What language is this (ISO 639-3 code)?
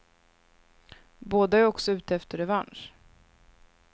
swe